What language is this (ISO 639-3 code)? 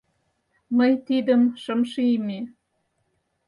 chm